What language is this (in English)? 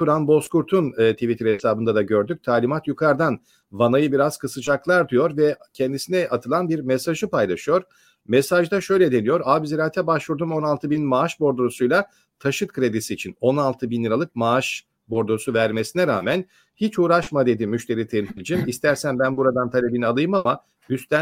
Turkish